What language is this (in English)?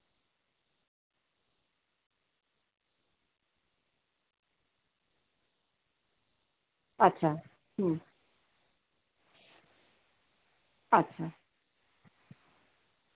Santali